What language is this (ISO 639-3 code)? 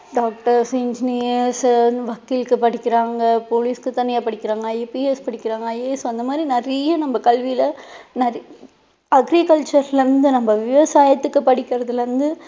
tam